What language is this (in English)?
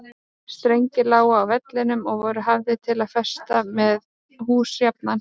Icelandic